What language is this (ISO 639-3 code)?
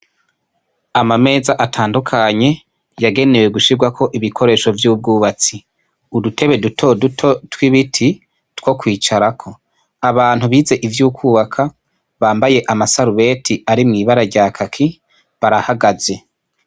run